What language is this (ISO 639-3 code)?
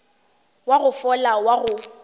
nso